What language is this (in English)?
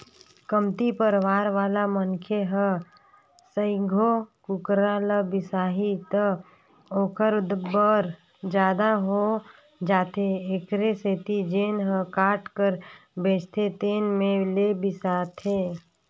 Chhattisgarhi